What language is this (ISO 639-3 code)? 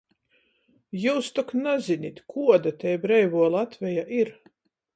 ltg